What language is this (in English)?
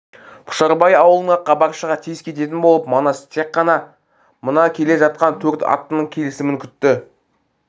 Kazakh